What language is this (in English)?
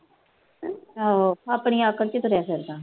Punjabi